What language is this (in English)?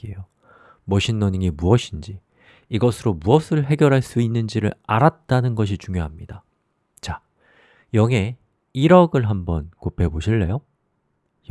Korean